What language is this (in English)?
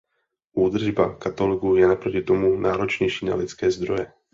Czech